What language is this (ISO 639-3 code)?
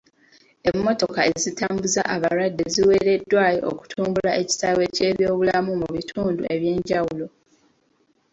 lug